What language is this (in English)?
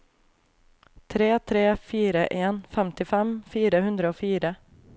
Norwegian